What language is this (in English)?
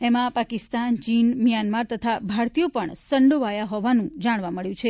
Gujarati